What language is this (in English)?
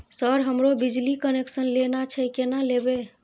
Maithili